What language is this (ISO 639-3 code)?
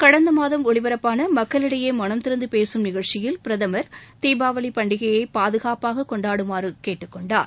tam